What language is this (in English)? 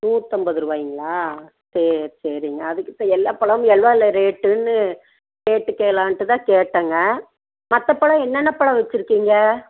Tamil